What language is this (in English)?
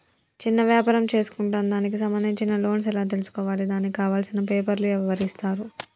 Telugu